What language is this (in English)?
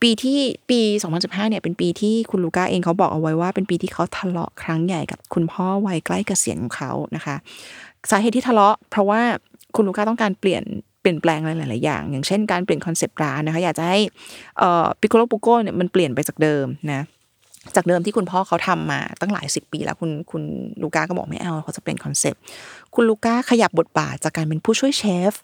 Thai